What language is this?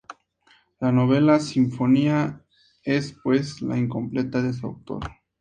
Spanish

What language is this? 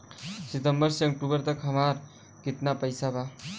Bhojpuri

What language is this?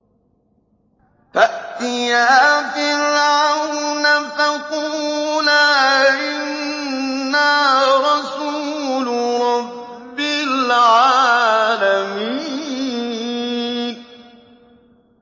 Arabic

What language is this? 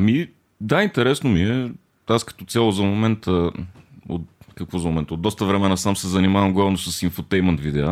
Bulgarian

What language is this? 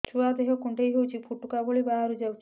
Odia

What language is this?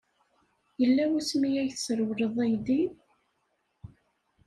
Kabyle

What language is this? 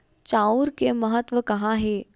Chhattisgarhi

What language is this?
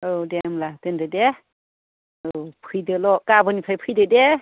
Bodo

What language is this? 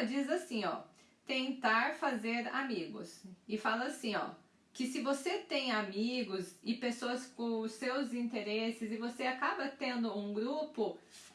Portuguese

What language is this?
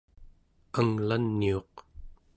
Central Yupik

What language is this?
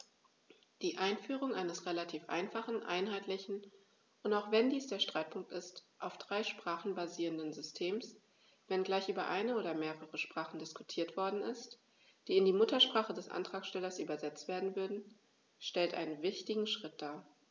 German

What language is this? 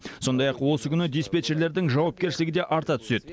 Kazakh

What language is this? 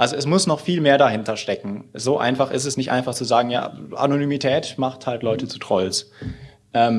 German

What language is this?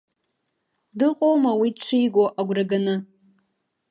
Abkhazian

